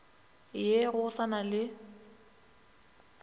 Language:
Northern Sotho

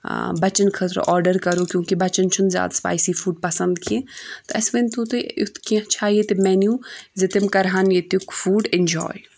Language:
Kashmiri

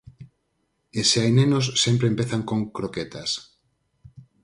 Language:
Galician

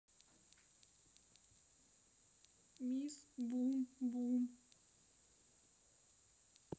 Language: Russian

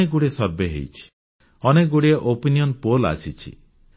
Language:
Odia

